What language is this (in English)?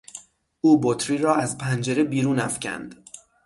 Persian